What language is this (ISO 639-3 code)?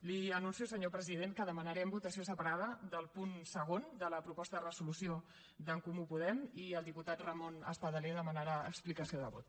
cat